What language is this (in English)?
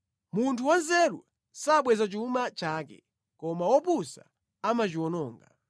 Nyanja